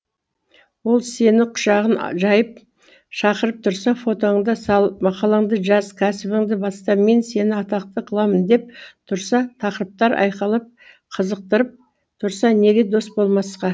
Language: Kazakh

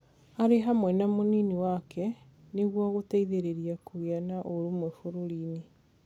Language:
Kikuyu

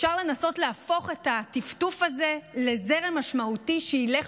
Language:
Hebrew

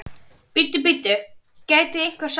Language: Icelandic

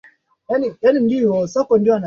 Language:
Swahili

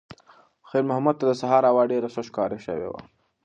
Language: Pashto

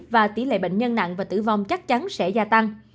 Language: Vietnamese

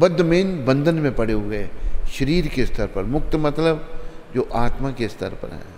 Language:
Hindi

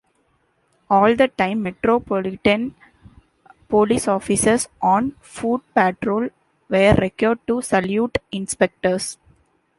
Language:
English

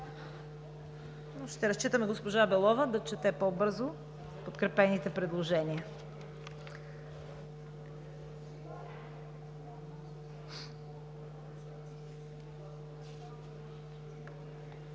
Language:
Bulgarian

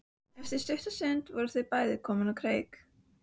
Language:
Icelandic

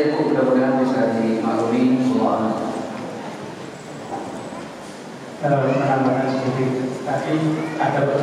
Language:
Indonesian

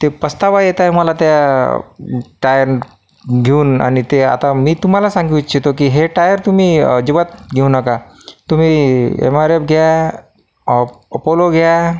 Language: Marathi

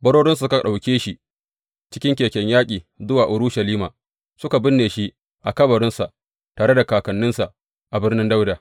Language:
Hausa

